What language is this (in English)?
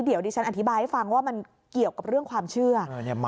Thai